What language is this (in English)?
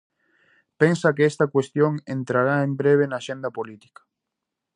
Galician